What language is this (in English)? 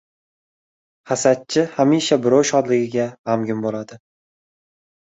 Uzbek